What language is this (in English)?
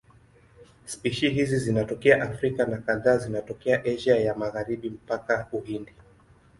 Swahili